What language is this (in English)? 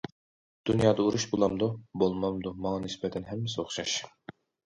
Uyghur